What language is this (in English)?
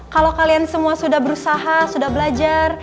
Indonesian